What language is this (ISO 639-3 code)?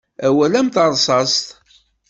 kab